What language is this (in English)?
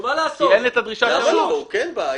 Hebrew